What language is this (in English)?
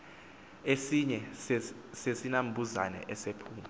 Xhosa